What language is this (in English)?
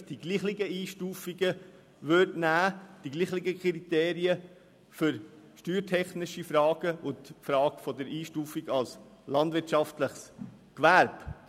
Swiss German